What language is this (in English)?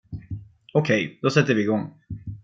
Swedish